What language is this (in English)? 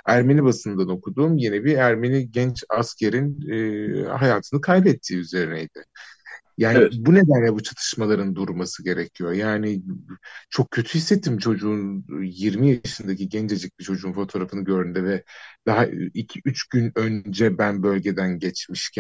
Turkish